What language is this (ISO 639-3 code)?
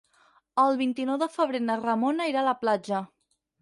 cat